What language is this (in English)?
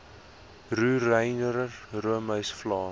Afrikaans